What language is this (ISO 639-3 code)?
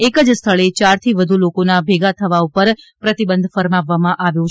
guj